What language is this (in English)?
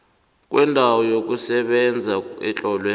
South Ndebele